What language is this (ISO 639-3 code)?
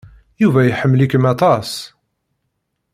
kab